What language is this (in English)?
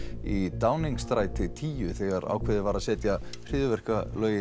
Icelandic